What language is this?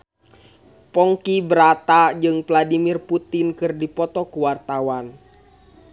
Sundanese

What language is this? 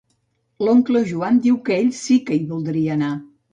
Catalan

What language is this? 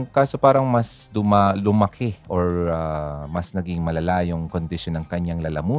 Filipino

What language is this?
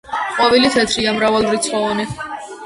Georgian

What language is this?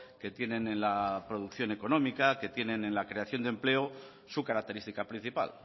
Spanish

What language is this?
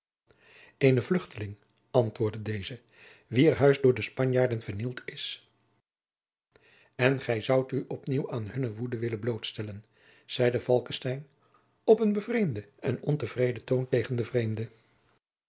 Dutch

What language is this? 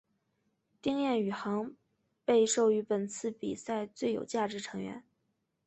Chinese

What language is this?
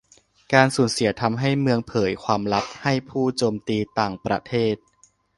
Thai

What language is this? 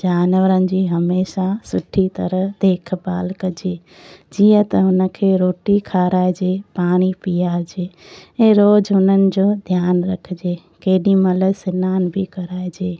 Sindhi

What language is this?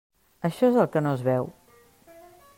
Catalan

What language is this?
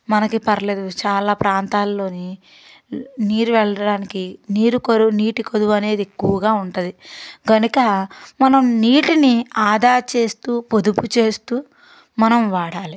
Telugu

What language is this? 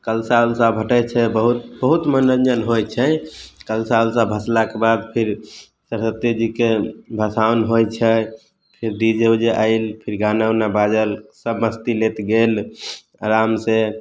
Maithili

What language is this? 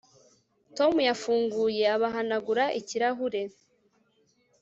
Kinyarwanda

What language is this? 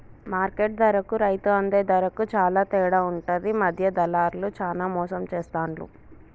Telugu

